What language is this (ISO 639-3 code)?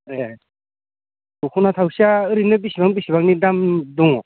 brx